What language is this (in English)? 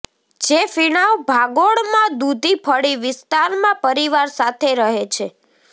Gujarati